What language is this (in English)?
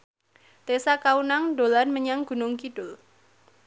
Javanese